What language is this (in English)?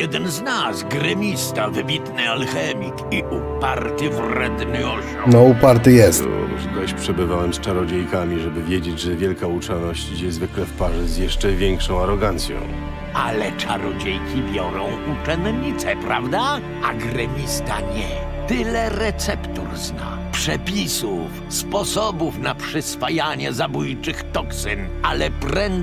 Polish